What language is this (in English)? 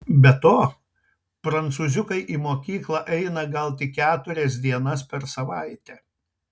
Lithuanian